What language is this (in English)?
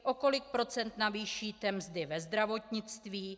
Czech